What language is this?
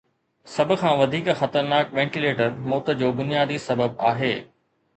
Sindhi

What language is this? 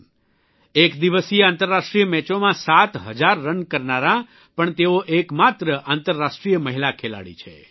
Gujarati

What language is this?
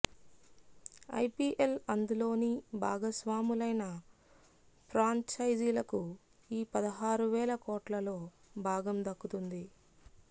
Telugu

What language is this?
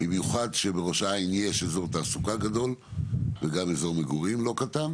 Hebrew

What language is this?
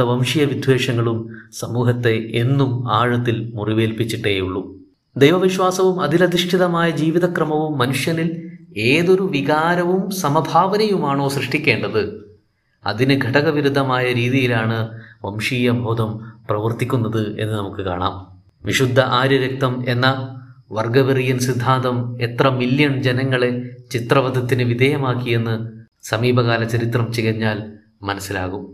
Malayalam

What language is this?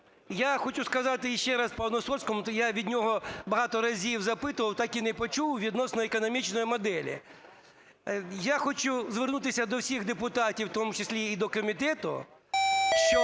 Ukrainian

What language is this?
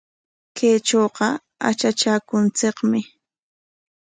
Corongo Ancash Quechua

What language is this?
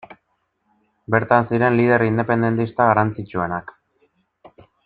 Basque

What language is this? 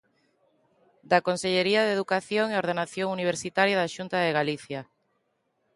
Galician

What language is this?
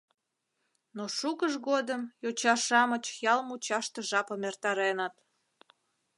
Mari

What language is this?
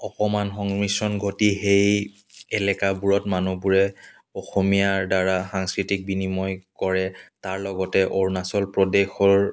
Assamese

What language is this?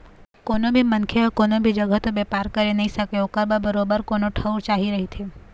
Chhattisgarhi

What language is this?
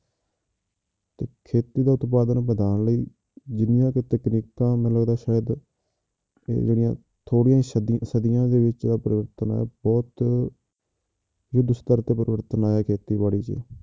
Punjabi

